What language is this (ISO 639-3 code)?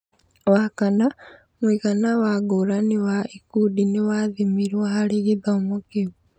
kik